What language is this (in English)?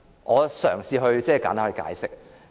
Cantonese